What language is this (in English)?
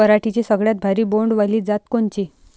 Marathi